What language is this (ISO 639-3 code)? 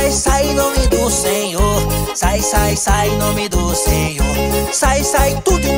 por